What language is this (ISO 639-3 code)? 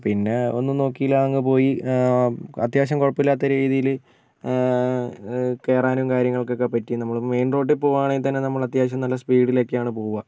mal